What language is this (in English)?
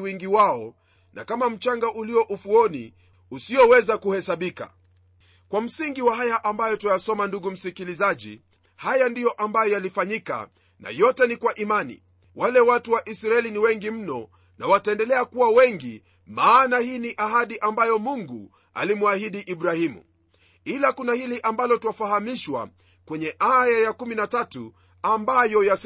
Swahili